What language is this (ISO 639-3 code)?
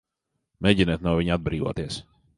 lav